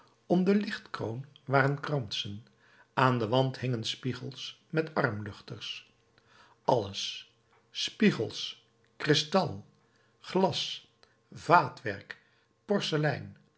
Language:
Dutch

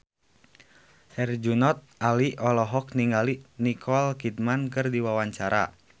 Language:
Sundanese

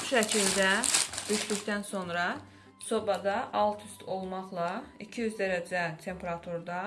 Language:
Turkish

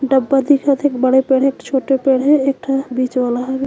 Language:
Chhattisgarhi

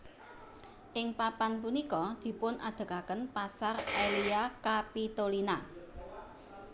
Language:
Javanese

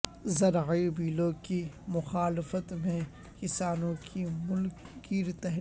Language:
Urdu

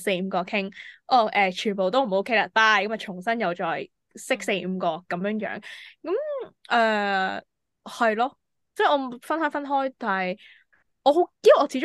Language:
Chinese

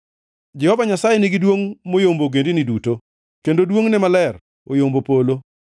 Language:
Luo (Kenya and Tanzania)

